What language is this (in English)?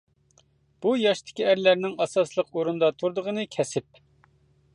Uyghur